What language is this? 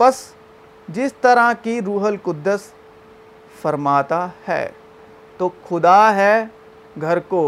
Urdu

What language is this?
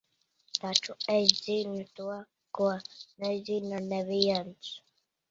Latvian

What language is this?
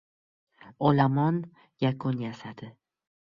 Uzbek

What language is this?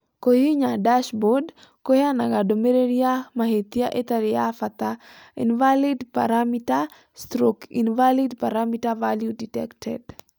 Kikuyu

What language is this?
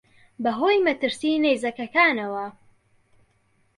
Central Kurdish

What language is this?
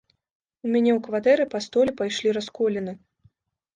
Belarusian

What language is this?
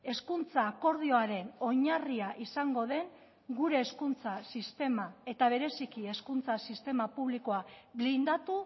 Basque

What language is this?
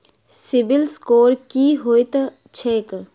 Maithili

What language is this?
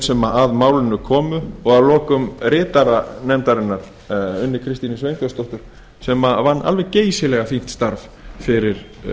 Icelandic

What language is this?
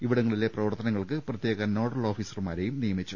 Malayalam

